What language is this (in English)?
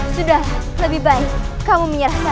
Indonesian